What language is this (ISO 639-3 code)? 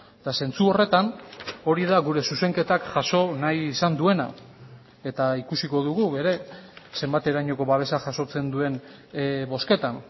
eus